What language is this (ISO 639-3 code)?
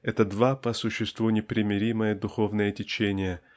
rus